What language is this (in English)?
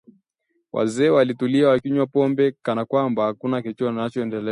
Swahili